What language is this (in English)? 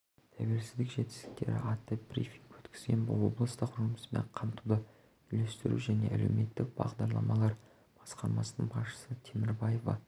Kazakh